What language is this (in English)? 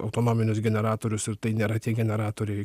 Lithuanian